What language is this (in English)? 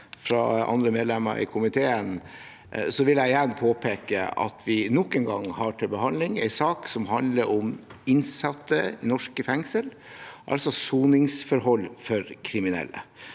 Norwegian